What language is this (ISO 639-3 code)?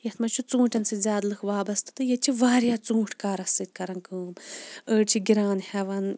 kas